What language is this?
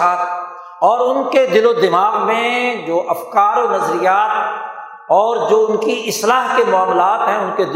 Urdu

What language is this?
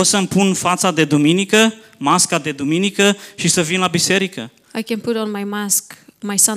Romanian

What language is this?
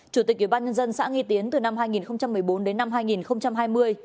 Vietnamese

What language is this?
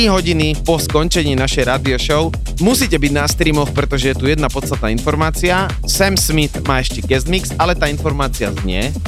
Slovak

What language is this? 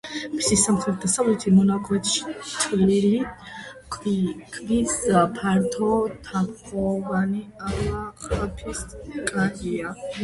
Georgian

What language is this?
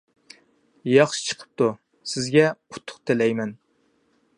Uyghur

